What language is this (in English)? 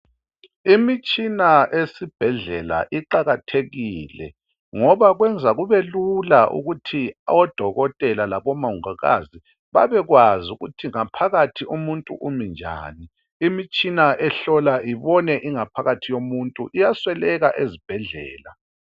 North Ndebele